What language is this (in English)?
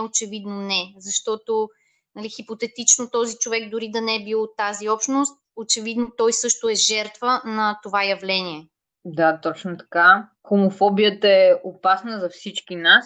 Bulgarian